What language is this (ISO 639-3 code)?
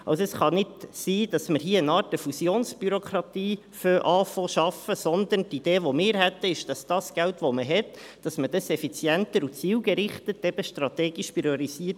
gsw